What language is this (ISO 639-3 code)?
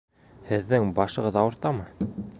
bak